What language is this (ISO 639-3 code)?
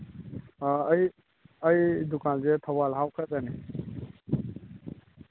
mni